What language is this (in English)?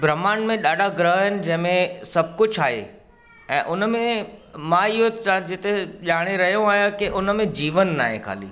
Sindhi